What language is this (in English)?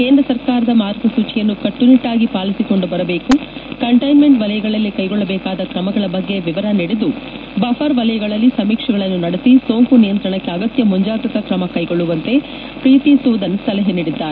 Kannada